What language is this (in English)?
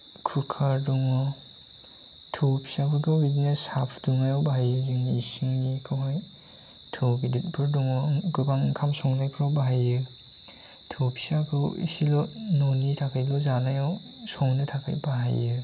Bodo